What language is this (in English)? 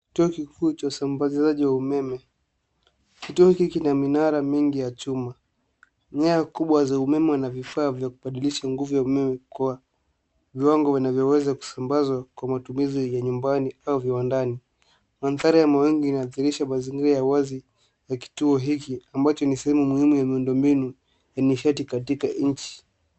Swahili